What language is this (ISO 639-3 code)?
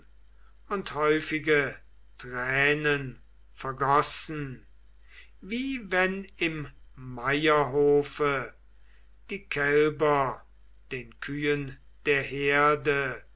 deu